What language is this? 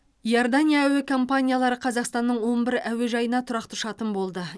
Kazakh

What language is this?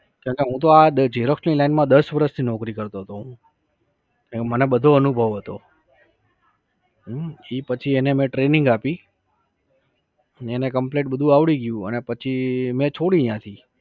Gujarati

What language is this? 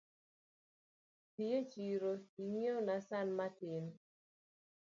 Luo (Kenya and Tanzania)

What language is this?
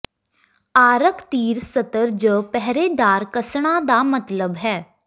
Punjabi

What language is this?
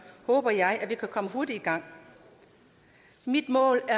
Danish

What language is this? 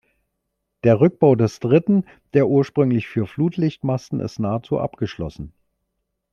German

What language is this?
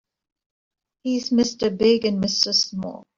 English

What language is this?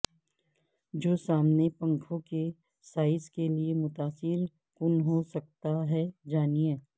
Urdu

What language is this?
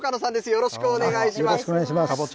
Japanese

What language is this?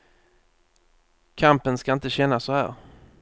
Swedish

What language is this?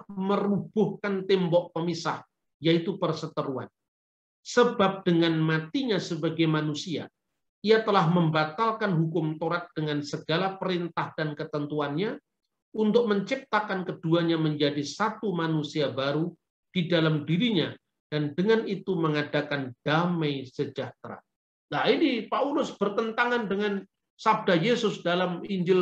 Indonesian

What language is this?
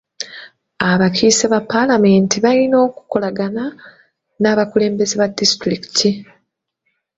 Ganda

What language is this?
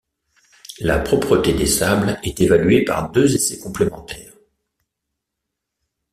French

